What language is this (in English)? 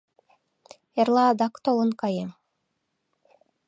Mari